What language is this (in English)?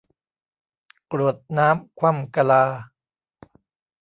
Thai